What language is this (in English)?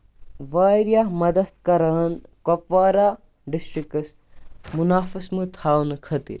Kashmiri